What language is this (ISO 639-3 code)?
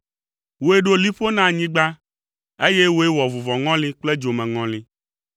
ewe